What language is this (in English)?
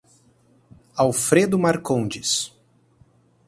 Portuguese